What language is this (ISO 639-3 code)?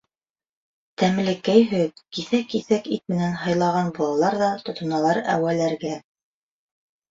bak